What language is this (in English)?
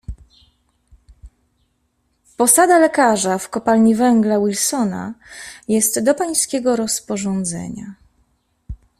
Polish